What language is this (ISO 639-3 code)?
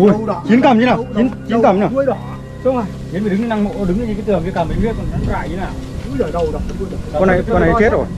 vie